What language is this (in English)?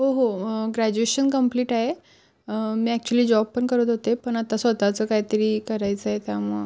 Marathi